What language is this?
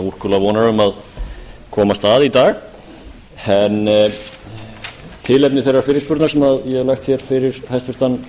Icelandic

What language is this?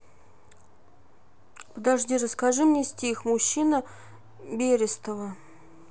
Russian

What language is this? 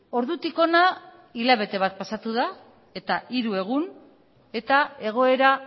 Basque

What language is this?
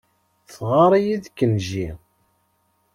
Kabyle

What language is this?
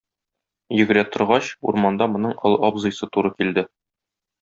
Tatar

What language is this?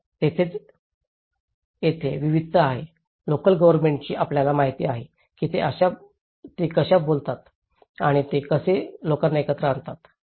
Marathi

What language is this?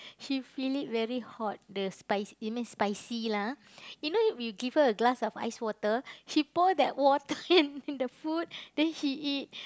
English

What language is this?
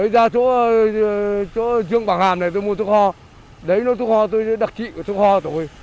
Vietnamese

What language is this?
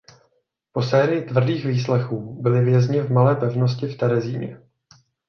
Czech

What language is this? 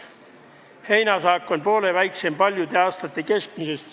Estonian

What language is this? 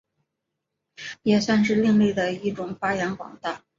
Chinese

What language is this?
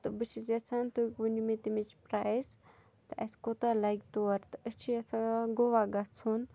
Kashmiri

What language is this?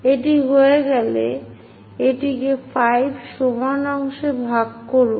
Bangla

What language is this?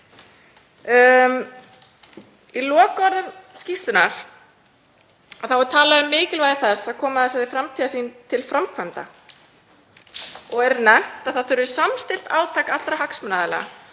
Icelandic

